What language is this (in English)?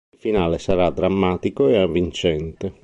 Italian